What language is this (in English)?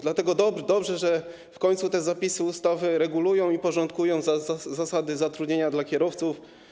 Polish